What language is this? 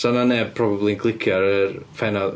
Welsh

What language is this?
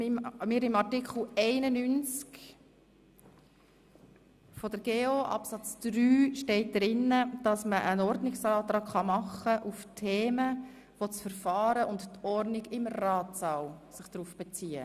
Swiss German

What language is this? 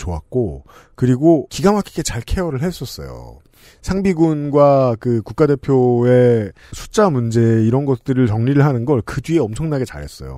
Korean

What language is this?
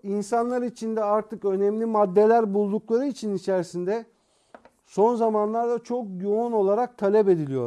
Turkish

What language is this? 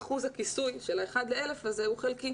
Hebrew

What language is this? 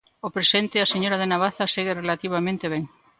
Galician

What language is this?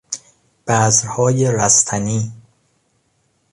Persian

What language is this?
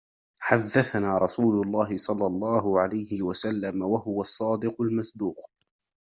Arabic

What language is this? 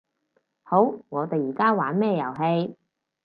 Cantonese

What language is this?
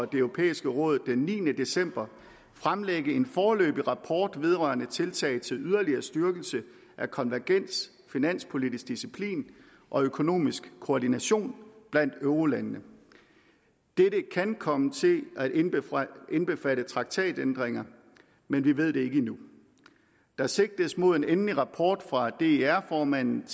Danish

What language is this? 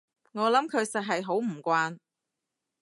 Cantonese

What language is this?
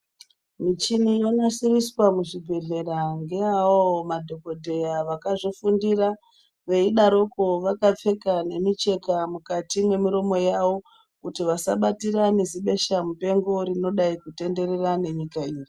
Ndau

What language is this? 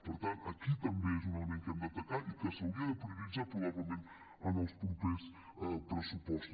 Catalan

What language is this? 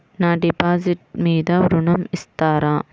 Telugu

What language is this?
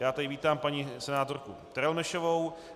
Czech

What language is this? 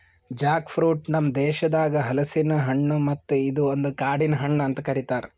Kannada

